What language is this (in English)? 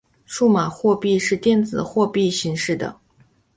Chinese